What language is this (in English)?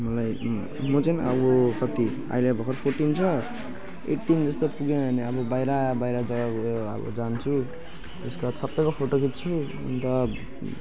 Nepali